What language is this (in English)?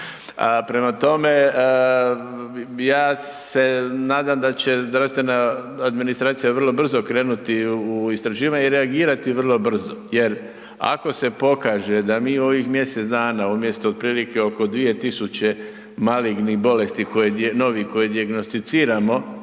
Croatian